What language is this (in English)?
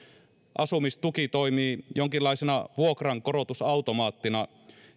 Finnish